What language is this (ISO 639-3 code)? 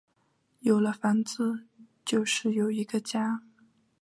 zho